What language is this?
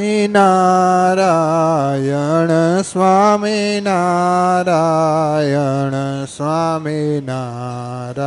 Gujarati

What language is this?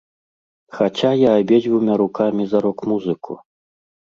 Belarusian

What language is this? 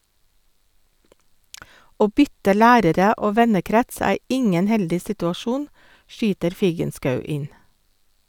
Norwegian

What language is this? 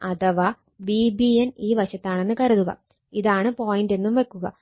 Malayalam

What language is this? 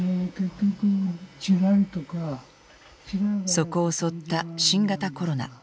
Japanese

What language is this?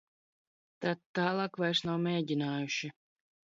Latvian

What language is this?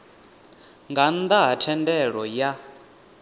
Venda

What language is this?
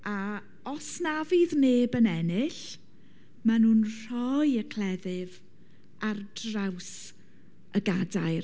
Welsh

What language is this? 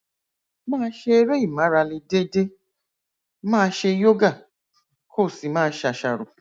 Yoruba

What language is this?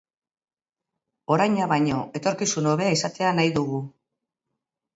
Basque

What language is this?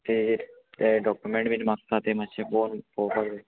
Konkani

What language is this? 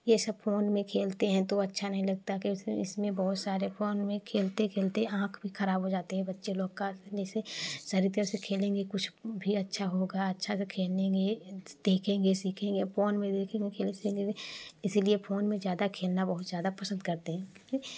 Hindi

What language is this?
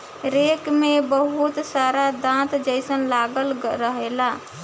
Bhojpuri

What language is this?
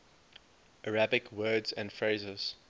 English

